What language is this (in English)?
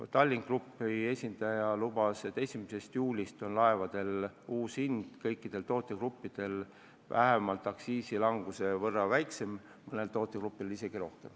Estonian